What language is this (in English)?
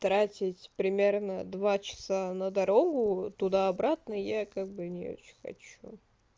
Russian